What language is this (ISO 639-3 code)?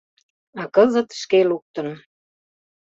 chm